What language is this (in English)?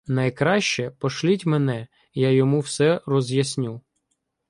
Ukrainian